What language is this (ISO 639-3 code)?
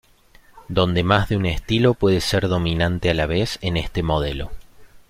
spa